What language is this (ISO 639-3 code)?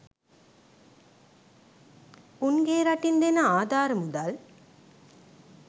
sin